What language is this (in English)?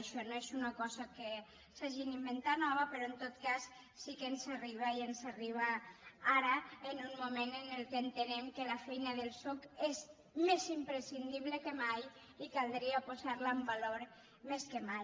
Catalan